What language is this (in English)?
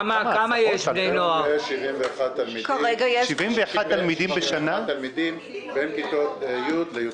Hebrew